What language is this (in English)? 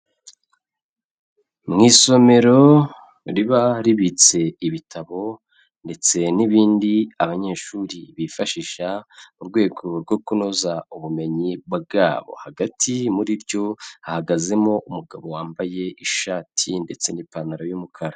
Kinyarwanda